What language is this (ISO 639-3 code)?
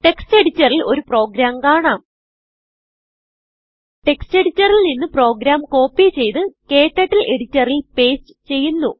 mal